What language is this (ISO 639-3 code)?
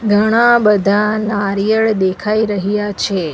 guj